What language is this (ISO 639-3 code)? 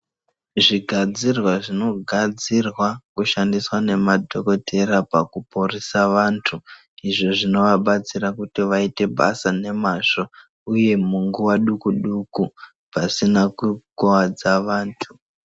ndc